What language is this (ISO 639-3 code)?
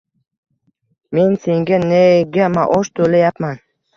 uzb